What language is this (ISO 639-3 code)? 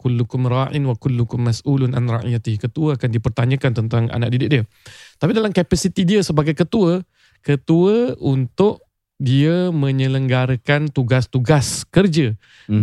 msa